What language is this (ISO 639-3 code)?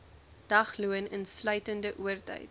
afr